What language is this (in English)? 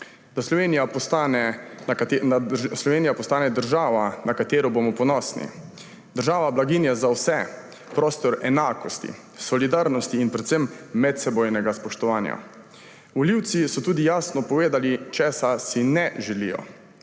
Slovenian